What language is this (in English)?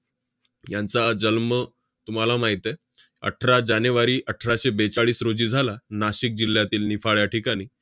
Marathi